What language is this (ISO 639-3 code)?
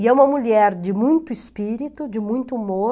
por